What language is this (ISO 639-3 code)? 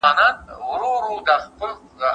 pus